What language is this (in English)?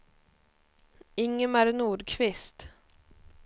Swedish